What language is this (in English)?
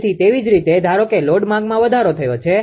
Gujarati